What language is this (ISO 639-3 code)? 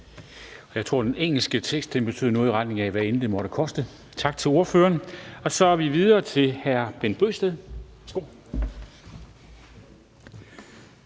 dan